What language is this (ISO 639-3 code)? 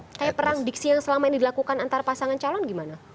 ind